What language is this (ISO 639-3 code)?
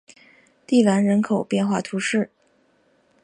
zho